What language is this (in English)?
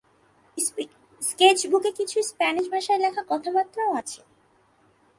Bangla